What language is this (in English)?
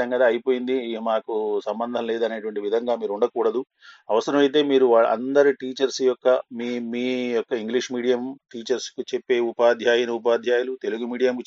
Telugu